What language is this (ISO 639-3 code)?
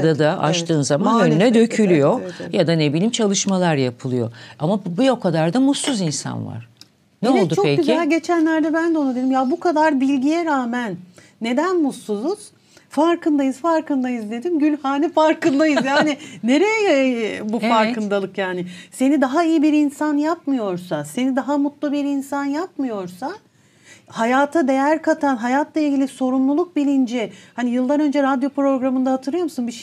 tur